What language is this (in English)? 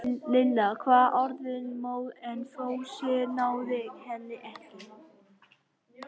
Icelandic